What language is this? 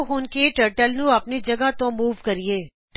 Punjabi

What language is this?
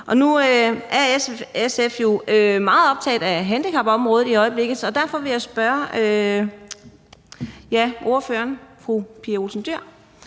Danish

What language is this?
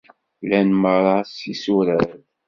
Kabyle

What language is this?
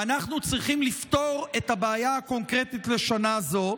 Hebrew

